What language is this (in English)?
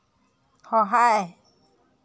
Assamese